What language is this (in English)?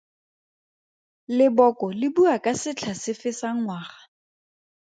Tswana